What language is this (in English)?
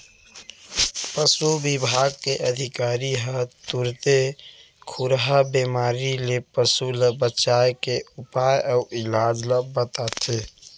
Chhattisgarhi